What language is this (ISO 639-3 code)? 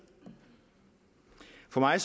dan